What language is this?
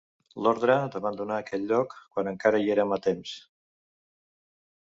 Catalan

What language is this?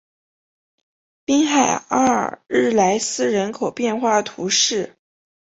Chinese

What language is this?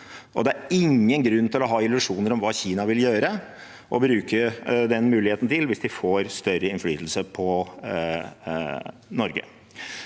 Norwegian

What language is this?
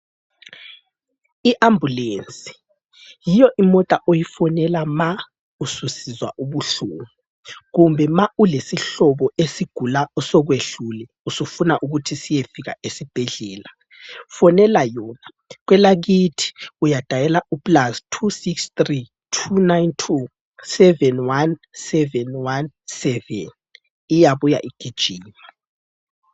North Ndebele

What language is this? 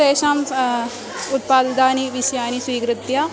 Sanskrit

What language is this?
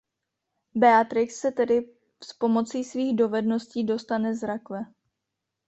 Czech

